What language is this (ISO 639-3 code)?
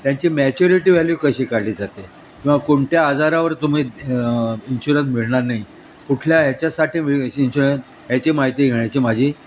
mar